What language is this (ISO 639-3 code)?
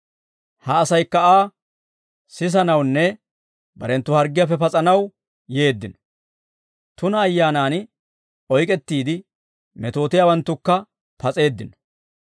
dwr